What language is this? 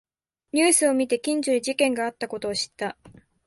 Japanese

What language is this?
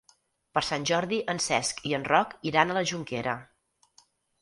Catalan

